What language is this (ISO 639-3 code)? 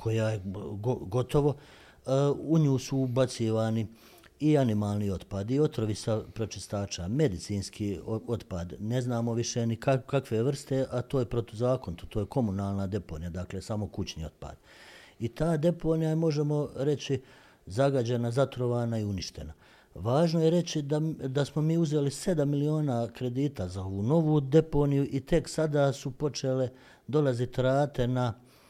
hrv